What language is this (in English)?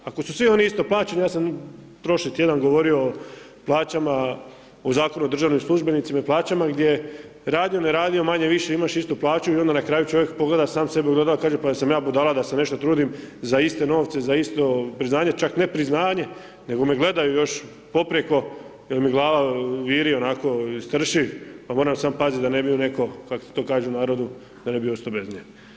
Croatian